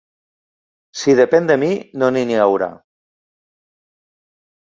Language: Catalan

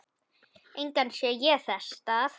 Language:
Icelandic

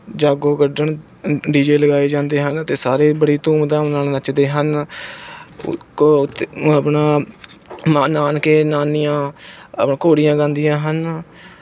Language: Punjabi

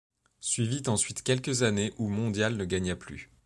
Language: French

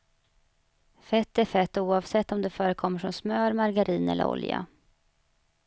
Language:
Swedish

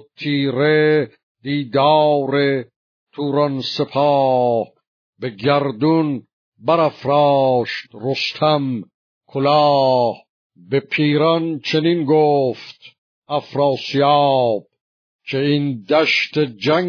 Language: Persian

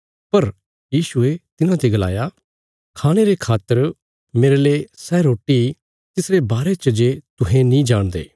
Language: Bilaspuri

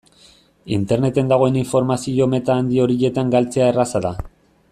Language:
Basque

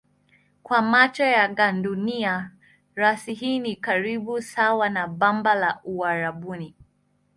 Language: Swahili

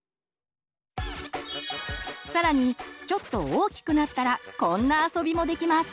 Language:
Japanese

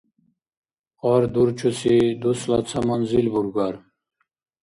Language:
Dargwa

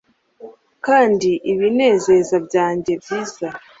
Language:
Kinyarwanda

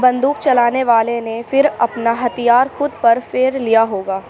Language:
Urdu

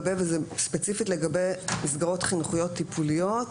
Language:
Hebrew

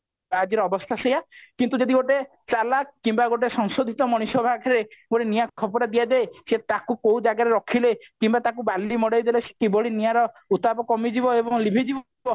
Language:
Odia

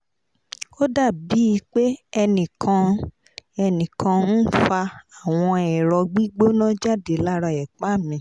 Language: Yoruba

